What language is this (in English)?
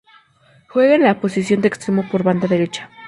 Spanish